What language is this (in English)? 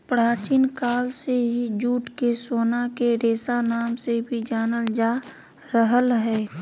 Magahi